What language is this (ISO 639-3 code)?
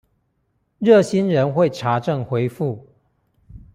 zho